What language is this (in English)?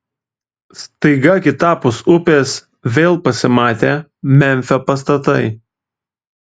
Lithuanian